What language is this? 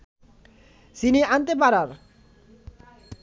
Bangla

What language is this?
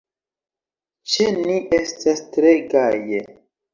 Esperanto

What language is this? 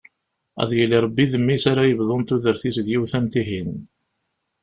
Kabyle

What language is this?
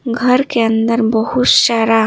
Hindi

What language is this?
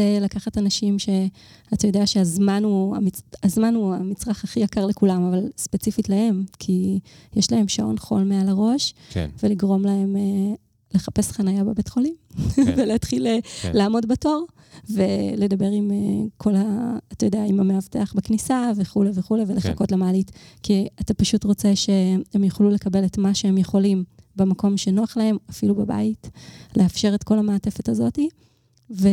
Hebrew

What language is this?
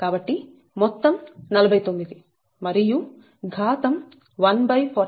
Telugu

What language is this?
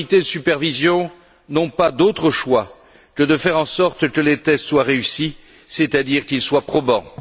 French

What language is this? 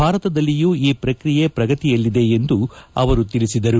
Kannada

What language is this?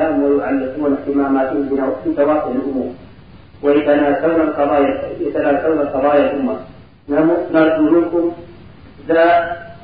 Arabic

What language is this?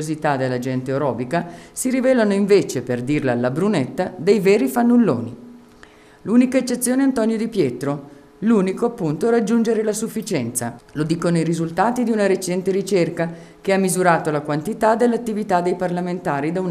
Italian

